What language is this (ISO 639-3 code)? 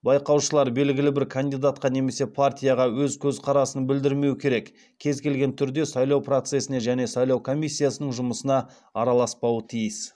kaz